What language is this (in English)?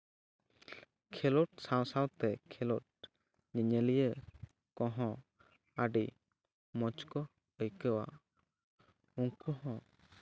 Santali